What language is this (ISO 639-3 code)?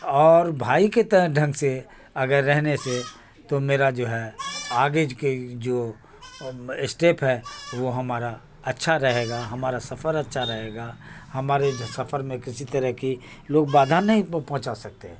urd